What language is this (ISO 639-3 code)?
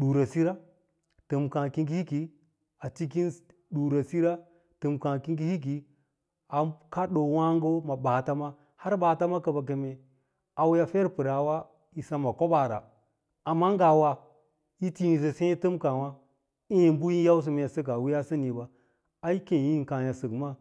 lla